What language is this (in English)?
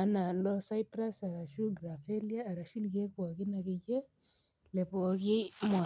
Masai